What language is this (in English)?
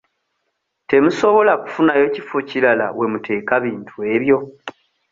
Ganda